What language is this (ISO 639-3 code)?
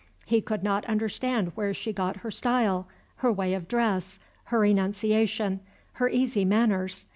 eng